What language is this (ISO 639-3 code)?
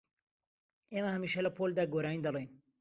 ckb